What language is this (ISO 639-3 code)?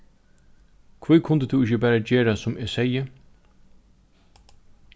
fao